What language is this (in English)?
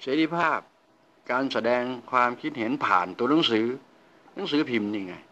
Thai